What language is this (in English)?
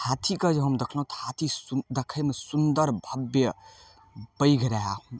Maithili